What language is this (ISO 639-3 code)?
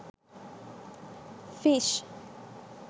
sin